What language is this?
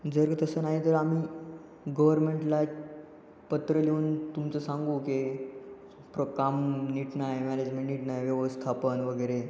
Marathi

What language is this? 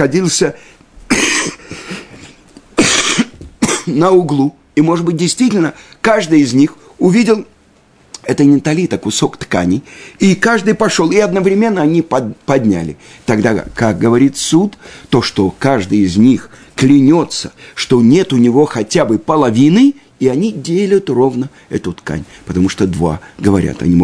Russian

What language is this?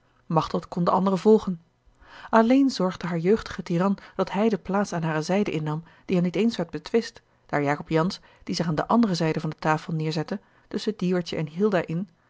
Dutch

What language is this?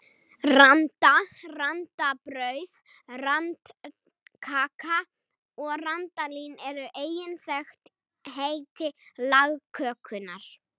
Icelandic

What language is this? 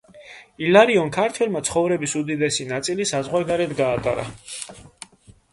Georgian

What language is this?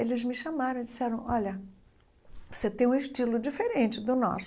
Portuguese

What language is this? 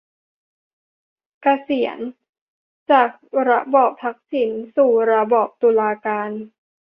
Thai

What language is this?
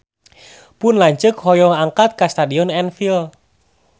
Sundanese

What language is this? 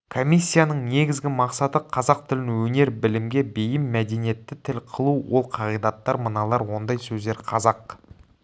Kazakh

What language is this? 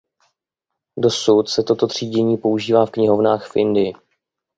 Czech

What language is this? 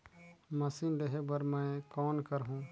Chhattisgarhi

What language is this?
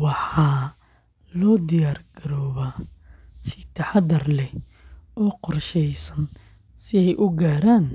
Somali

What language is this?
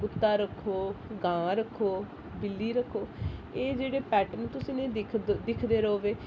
Dogri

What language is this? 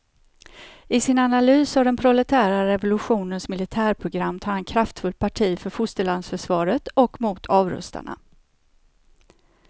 Swedish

